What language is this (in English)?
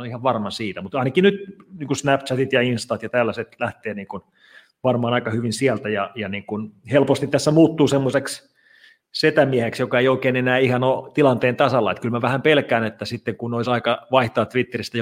Finnish